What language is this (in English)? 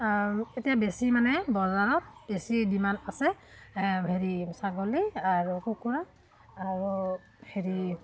Assamese